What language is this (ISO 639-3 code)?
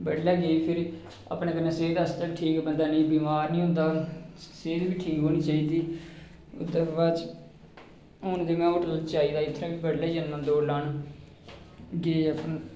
doi